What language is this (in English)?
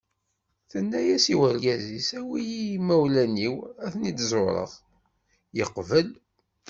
Kabyle